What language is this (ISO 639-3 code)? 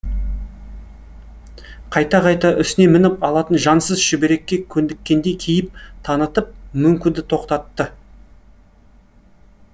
kaz